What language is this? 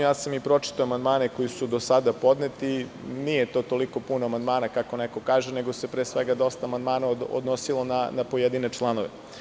Serbian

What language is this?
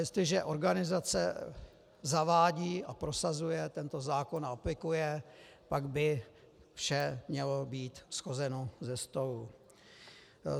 Czech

